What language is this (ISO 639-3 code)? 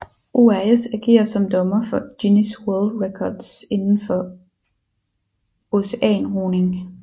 dan